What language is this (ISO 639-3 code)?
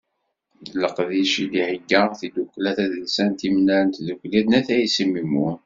kab